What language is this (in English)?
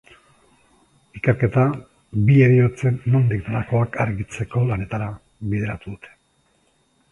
Basque